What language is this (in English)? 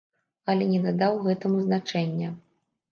Belarusian